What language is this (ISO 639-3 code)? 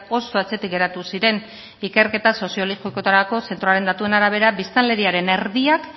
eus